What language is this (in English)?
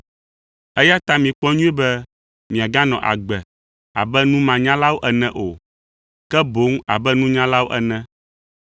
Ewe